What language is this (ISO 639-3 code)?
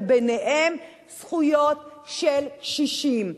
heb